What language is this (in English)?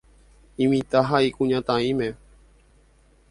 Guarani